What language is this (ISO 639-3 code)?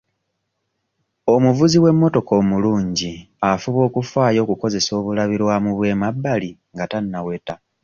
lug